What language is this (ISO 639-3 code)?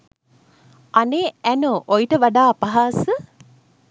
sin